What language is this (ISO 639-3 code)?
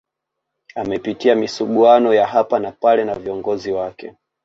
swa